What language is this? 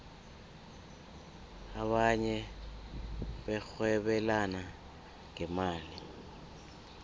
South Ndebele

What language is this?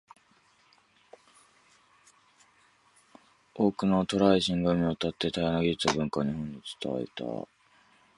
Japanese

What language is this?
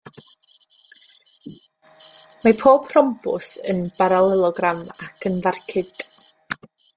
Welsh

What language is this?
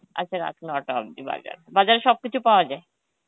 Bangla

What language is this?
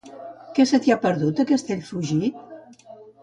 Catalan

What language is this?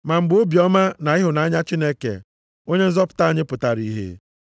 Igbo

